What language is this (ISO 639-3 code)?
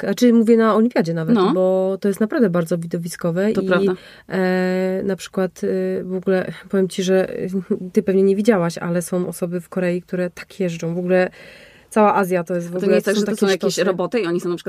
pol